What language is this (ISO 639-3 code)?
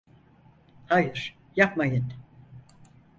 tur